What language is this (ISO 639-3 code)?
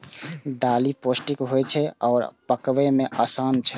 mai